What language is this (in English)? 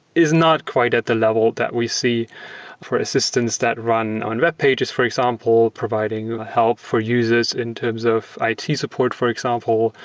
English